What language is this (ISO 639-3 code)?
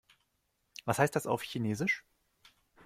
deu